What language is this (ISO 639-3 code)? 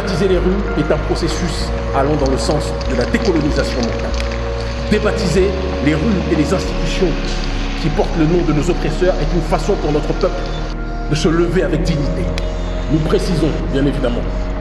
fra